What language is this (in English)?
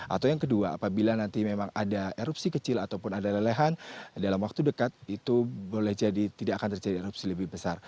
Indonesian